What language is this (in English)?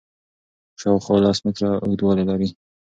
Pashto